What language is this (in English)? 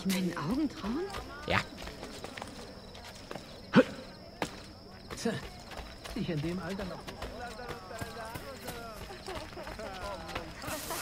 German